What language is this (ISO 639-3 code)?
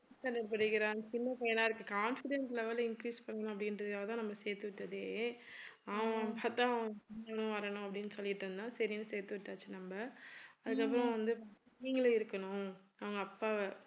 tam